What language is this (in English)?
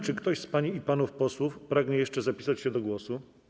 Polish